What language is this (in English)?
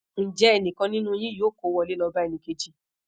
Yoruba